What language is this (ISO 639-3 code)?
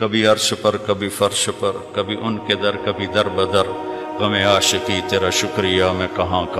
urd